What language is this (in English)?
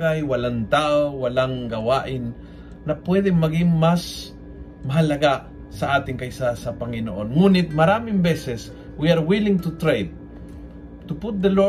Filipino